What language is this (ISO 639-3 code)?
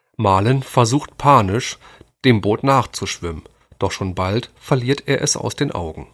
deu